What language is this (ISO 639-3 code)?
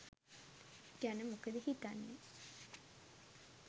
sin